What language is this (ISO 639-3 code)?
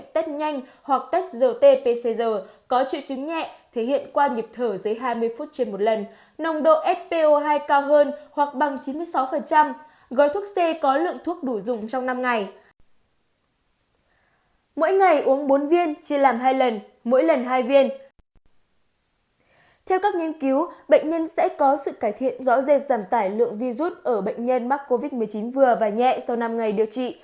vie